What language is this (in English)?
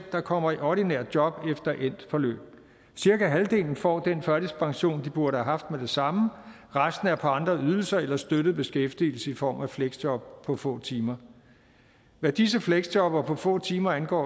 Danish